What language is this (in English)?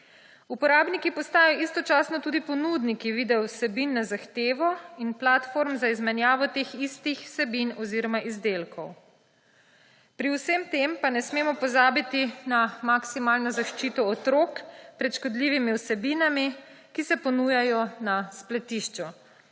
Slovenian